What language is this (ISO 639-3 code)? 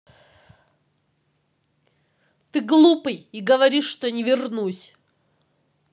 rus